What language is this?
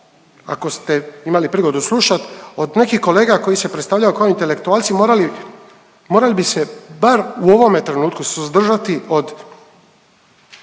Croatian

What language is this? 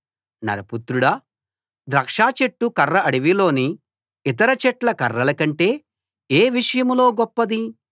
Telugu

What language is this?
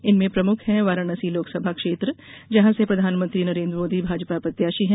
Hindi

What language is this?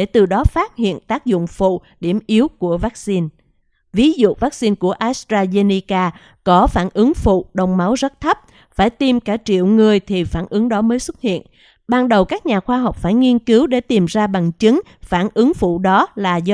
Vietnamese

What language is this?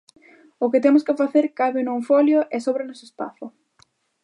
Galician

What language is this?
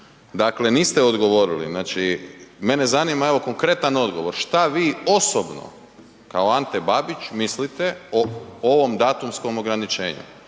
Croatian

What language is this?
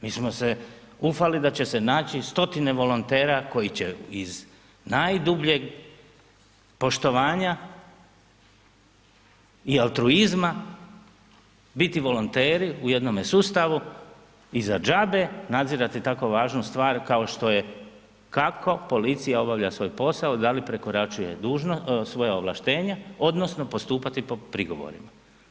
Croatian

